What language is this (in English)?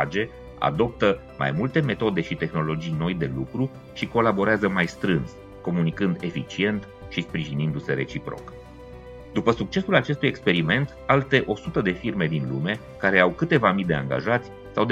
Romanian